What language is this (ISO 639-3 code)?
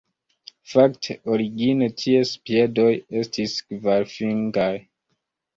epo